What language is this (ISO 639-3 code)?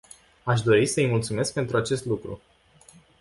ron